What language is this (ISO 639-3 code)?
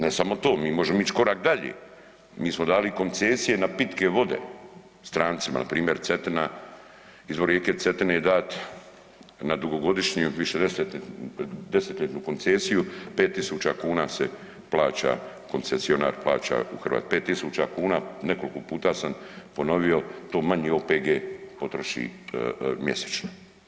hrv